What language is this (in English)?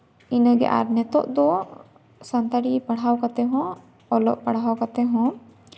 Santali